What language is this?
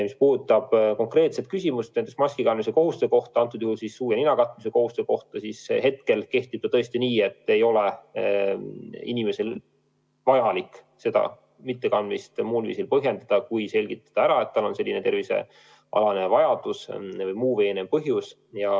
Estonian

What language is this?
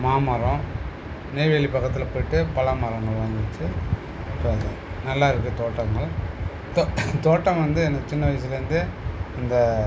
Tamil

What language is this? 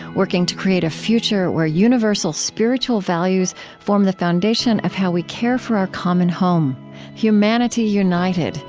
English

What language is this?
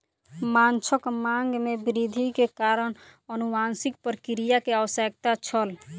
Maithili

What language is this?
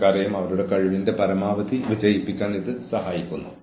Malayalam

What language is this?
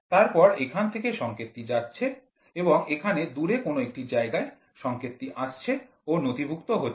Bangla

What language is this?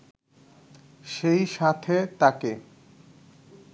Bangla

